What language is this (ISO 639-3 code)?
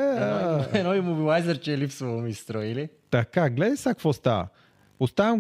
bul